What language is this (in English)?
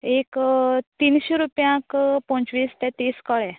Konkani